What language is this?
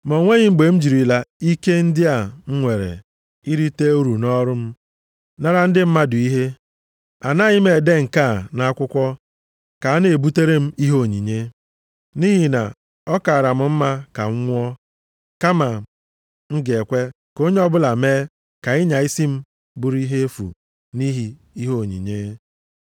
Igbo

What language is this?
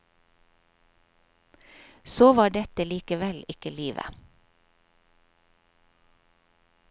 Norwegian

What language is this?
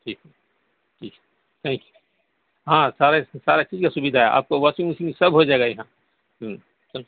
Urdu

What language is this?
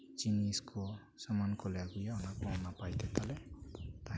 Santali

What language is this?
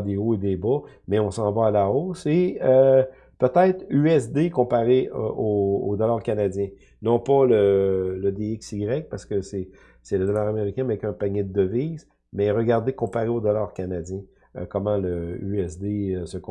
French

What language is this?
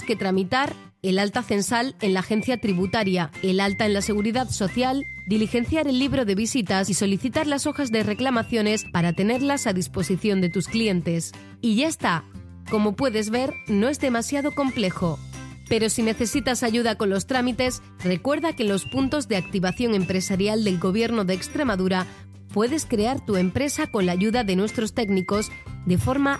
Spanish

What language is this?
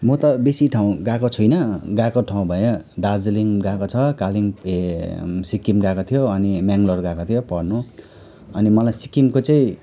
Nepali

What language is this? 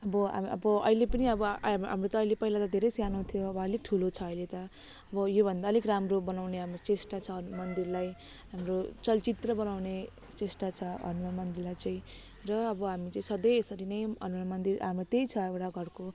Nepali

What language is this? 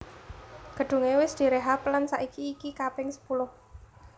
Javanese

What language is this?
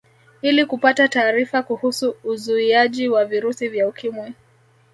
Swahili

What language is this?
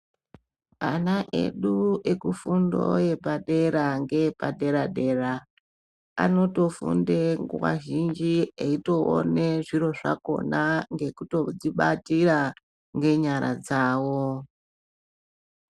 Ndau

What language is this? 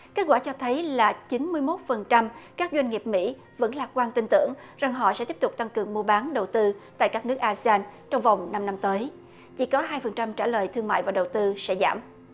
Vietnamese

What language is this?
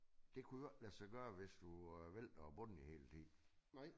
Danish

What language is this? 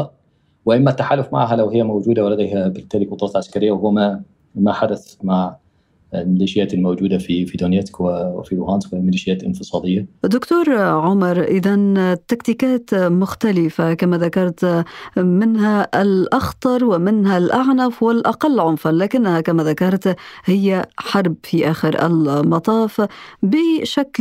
Arabic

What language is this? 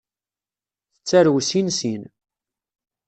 Kabyle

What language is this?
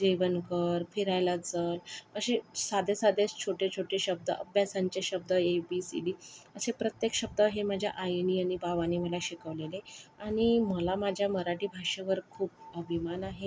Marathi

